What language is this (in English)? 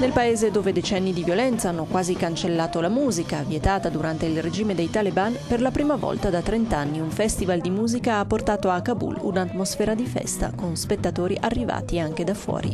Italian